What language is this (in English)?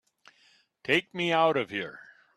English